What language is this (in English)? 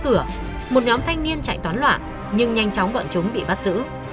Vietnamese